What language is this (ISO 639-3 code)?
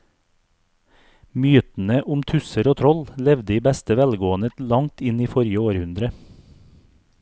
nor